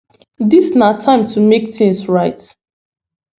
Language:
Nigerian Pidgin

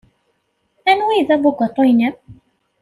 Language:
Kabyle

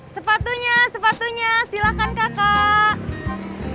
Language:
Indonesian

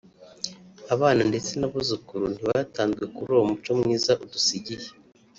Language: Kinyarwanda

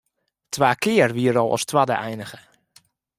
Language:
Western Frisian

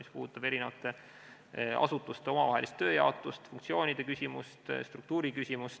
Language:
Estonian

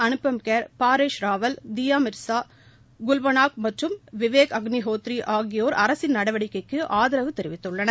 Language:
Tamil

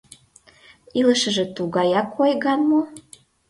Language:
Mari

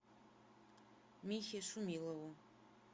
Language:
Russian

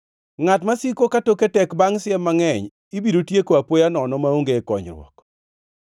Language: Luo (Kenya and Tanzania)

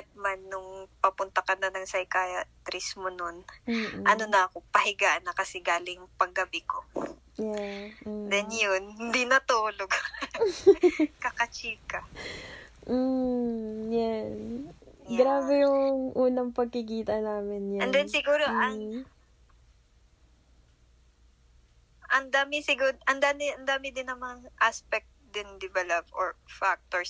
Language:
Filipino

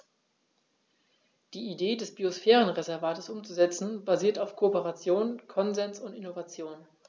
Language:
German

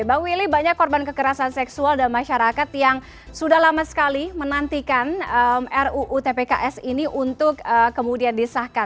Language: Indonesian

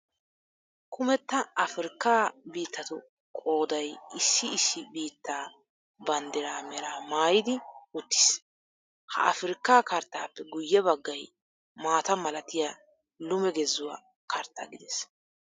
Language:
Wolaytta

